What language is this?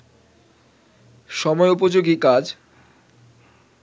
Bangla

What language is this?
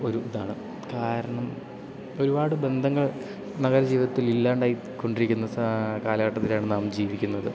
Malayalam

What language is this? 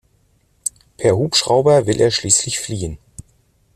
German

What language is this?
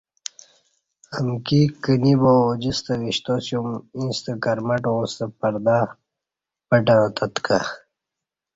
Kati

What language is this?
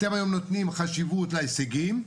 Hebrew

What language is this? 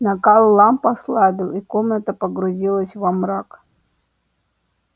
Russian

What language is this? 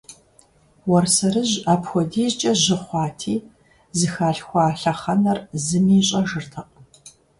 Kabardian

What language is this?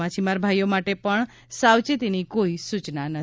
Gujarati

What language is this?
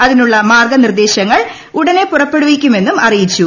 Malayalam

